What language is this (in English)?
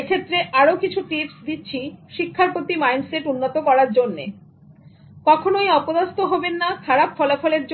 Bangla